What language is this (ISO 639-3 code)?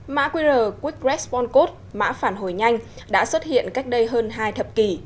vie